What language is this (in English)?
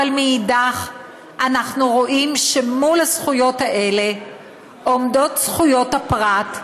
Hebrew